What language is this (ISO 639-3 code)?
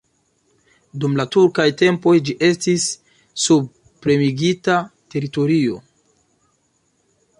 epo